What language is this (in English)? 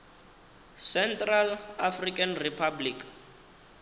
Venda